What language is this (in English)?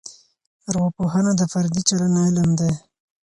Pashto